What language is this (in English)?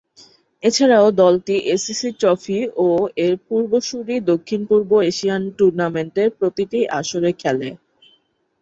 Bangla